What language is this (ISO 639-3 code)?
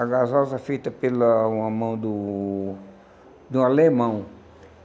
por